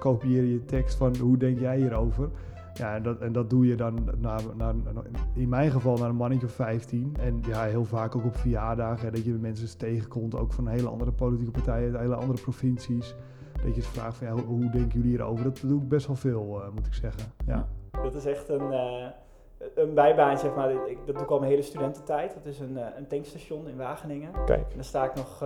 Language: Dutch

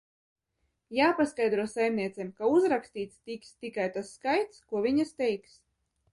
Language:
Latvian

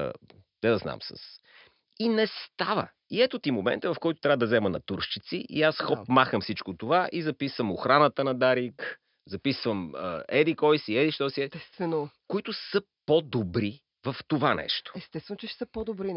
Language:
Bulgarian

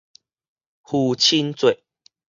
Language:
Min Nan Chinese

